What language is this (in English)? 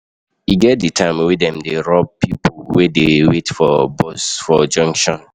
Nigerian Pidgin